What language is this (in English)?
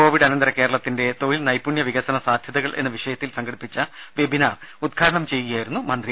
Malayalam